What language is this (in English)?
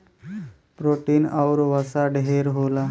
Bhojpuri